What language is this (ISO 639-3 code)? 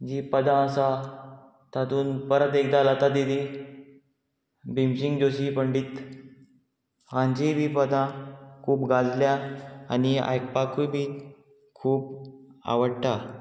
kok